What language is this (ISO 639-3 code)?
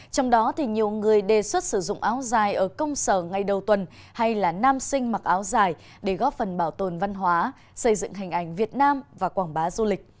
vie